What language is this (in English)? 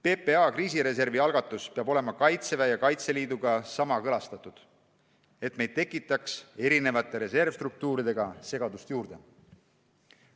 Estonian